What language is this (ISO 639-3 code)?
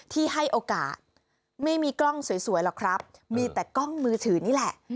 tha